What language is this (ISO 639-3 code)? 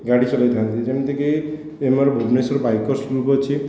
ori